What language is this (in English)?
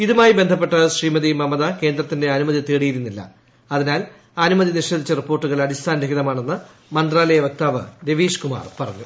Malayalam